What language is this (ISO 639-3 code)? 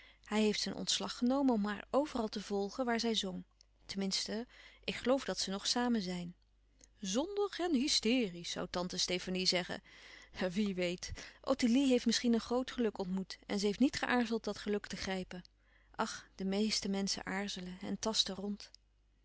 nld